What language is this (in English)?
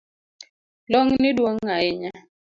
Luo (Kenya and Tanzania)